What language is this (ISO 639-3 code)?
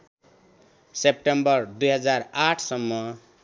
nep